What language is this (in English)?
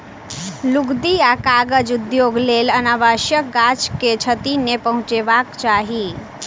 Maithili